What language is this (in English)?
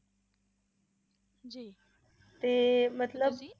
Punjabi